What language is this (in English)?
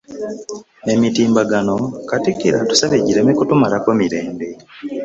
Ganda